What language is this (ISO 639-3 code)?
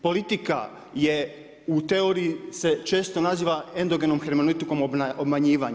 hrv